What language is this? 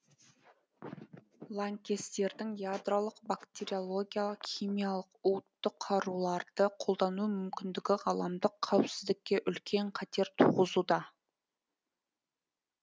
Kazakh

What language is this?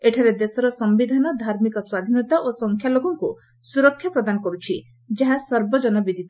Odia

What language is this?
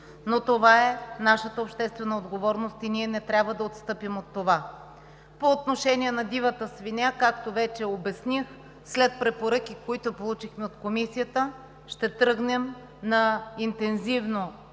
Bulgarian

